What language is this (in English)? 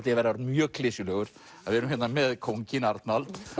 Icelandic